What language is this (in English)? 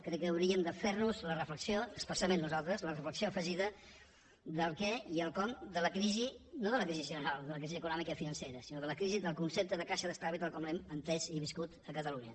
Catalan